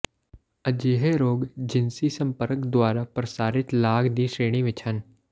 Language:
Punjabi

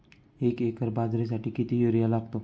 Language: Marathi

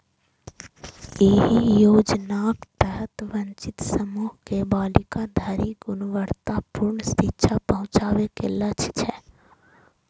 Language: Maithili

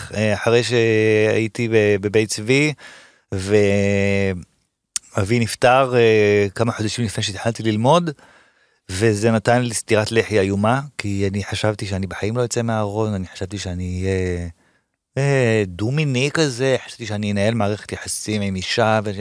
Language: Hebrew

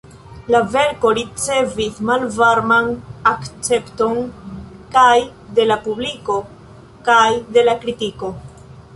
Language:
Esperanto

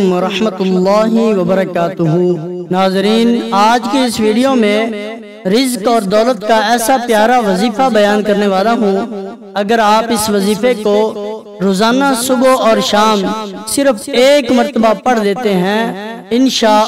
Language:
Arabic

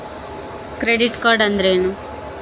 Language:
Kannada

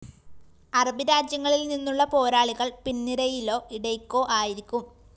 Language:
Malayalam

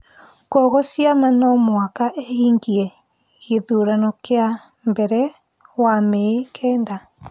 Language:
Kikuyu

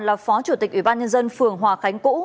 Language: Vietnamese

